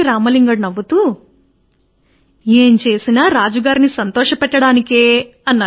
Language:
Telugu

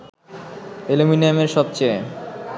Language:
Bangla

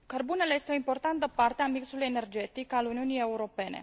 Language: Romanian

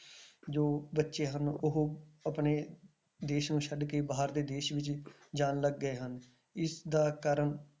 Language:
Punjabi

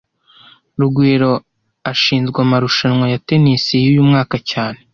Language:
Kinyarwanda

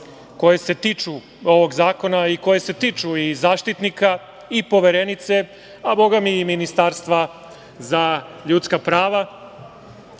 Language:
Serbian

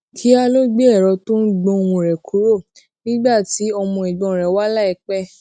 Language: Yoruba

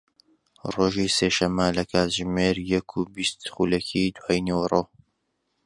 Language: Central Kurdish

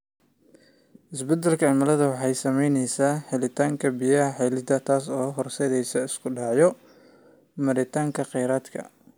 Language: Somali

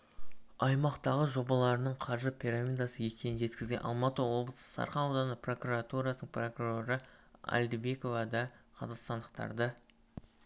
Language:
Kazakh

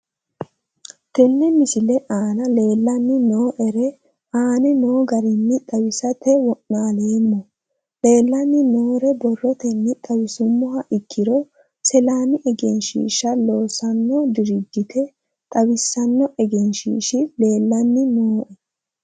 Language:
Sidamo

